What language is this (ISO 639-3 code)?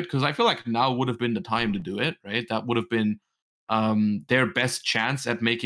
eng